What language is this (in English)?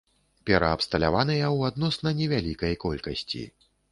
Belarusian